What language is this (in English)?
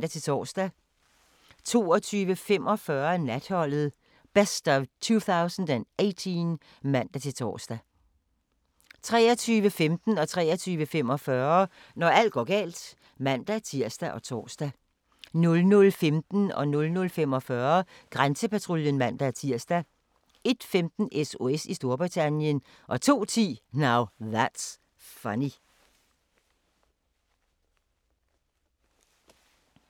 Danish